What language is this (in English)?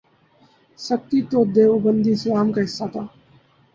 Urdu